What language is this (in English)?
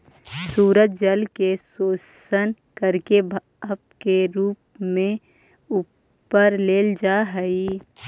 Magahi